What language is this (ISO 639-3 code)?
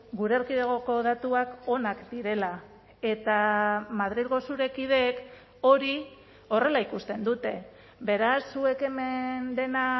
eus